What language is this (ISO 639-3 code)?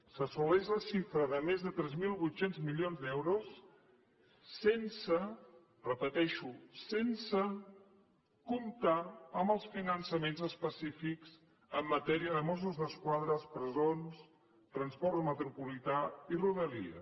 cat